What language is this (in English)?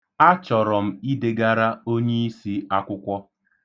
Igbo